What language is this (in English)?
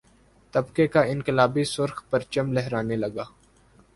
Urdu